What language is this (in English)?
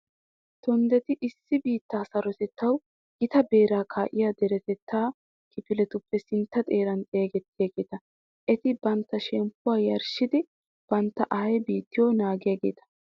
Wolaytta